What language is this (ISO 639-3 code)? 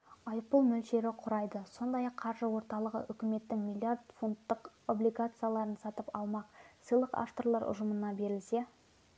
kaz